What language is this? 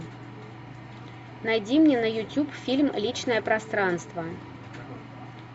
Russian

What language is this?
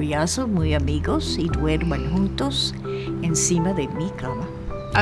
Spanish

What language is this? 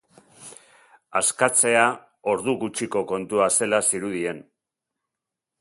Basque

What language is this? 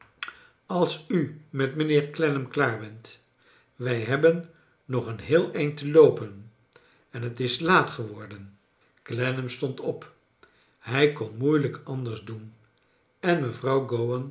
Dutch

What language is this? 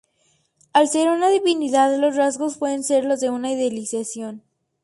Spanish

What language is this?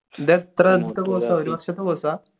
Malayalam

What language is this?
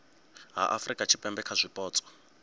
Venda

